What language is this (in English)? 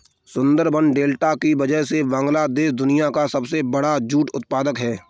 Hindi